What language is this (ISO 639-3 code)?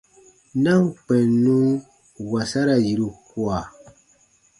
bba